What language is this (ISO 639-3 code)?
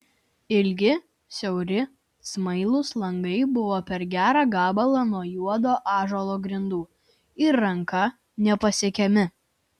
lit